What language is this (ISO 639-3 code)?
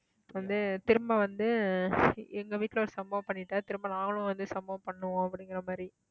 tam